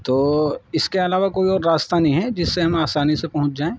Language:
Urdu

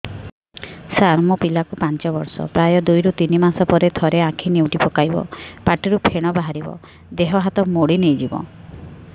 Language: Odia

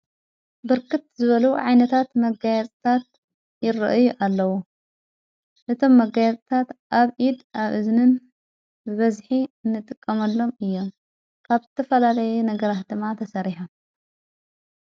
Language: Tigrinya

